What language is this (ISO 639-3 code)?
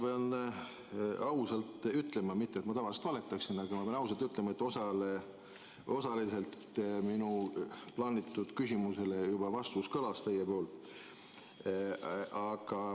est